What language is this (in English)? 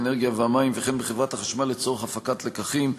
Hebrew